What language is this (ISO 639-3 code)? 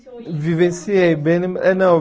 por